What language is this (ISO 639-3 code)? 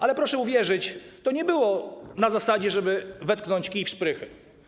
pol